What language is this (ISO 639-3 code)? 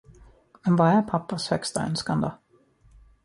swe